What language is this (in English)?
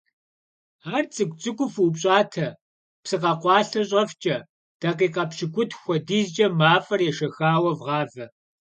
Kabardian